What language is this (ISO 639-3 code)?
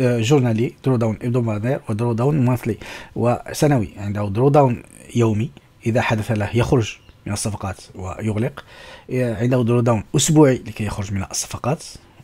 ara